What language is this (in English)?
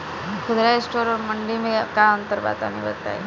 Bhojpuri